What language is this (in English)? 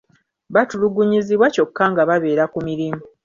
Ganda